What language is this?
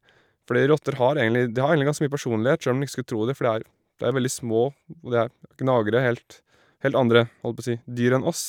Norwegian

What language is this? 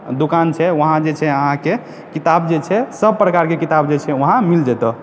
Maithili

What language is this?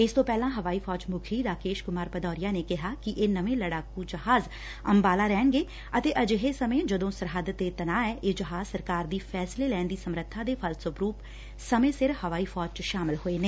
Punjabi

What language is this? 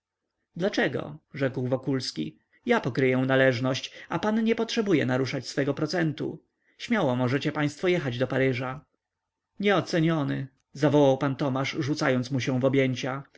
Polish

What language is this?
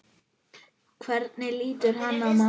Icelandic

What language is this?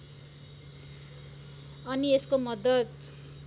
Nepali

